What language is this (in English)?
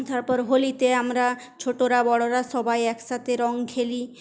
Bangla